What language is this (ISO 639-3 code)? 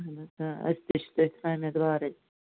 kas